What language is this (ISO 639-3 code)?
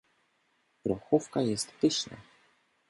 pol